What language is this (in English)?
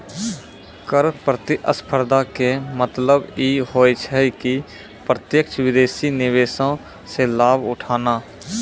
Maithili